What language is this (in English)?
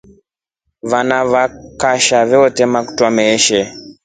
Rombo